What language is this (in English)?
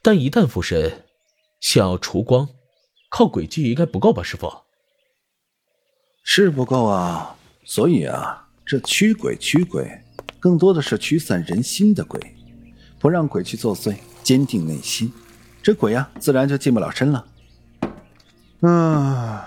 Chinese